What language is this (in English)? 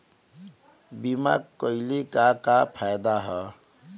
Bhojpuri